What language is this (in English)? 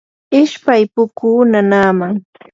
Yanahuanca Pasco Quechua